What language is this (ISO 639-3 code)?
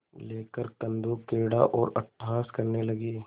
hin